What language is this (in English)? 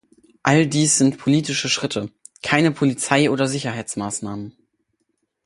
German